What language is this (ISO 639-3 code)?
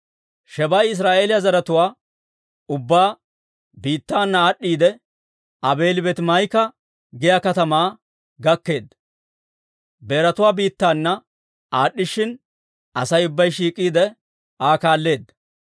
dwr